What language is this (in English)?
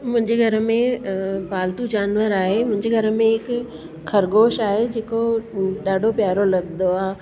Sindhi